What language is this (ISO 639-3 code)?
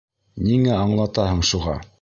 bak